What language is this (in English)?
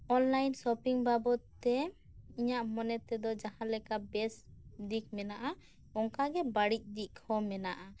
Santali